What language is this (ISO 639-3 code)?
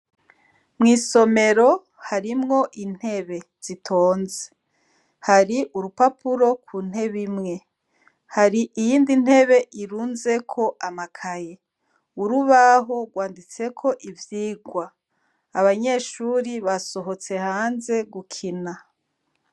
run